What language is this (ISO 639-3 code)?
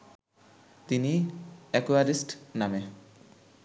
ben